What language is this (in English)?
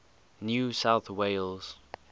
English